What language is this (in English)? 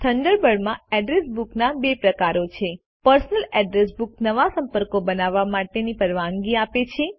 Gujarati